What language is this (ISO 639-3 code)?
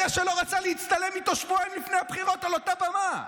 heb